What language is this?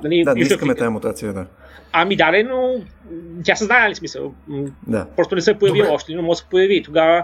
Bulgarian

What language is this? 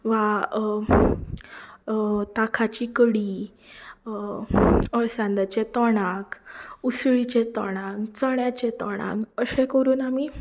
Konkani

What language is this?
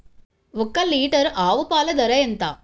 Telugu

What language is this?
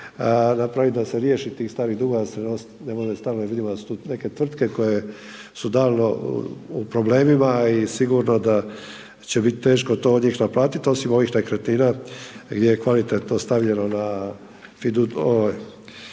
Croatian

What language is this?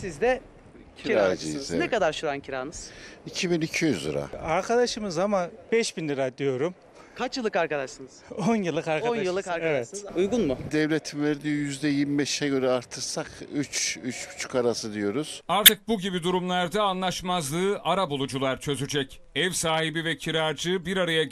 Turkish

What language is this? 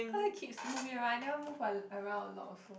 English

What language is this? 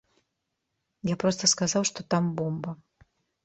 Belarusian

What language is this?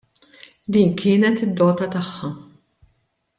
Maltese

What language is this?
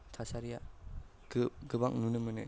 Bodo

